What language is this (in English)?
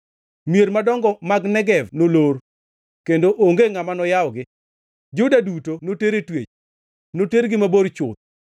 Luo (Kenya and Tanzania)